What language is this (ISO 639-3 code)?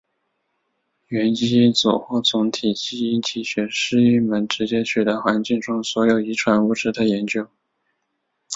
zho